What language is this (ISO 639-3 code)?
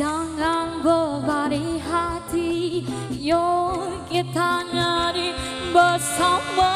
ind